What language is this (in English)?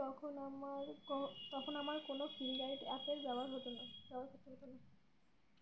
Bangla